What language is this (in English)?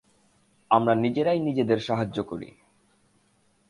Bangla